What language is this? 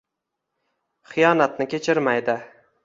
Uzbek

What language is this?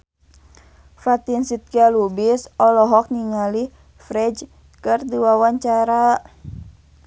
Sundanese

